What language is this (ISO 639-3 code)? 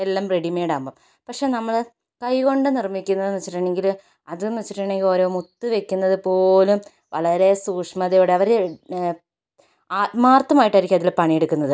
mal